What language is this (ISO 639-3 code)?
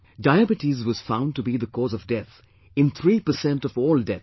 eng